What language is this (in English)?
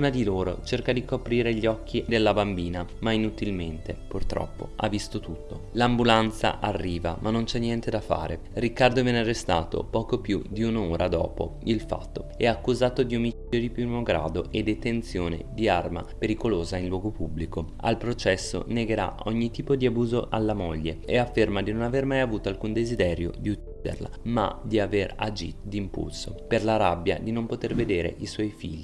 Italian